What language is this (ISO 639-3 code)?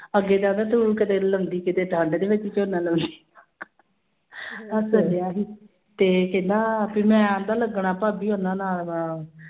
pan